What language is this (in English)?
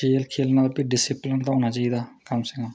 Dogri